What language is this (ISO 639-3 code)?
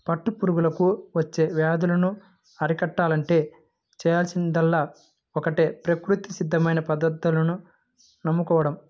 tel